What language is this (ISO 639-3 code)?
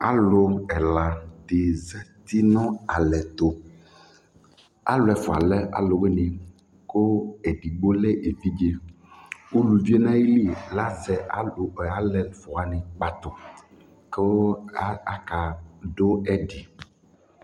kpo